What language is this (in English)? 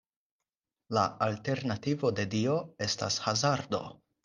Esperanto